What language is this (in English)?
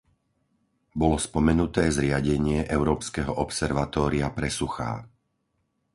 Slovak